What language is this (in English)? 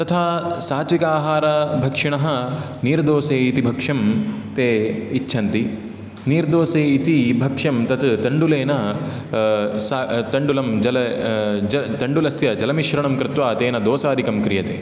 Sanskrit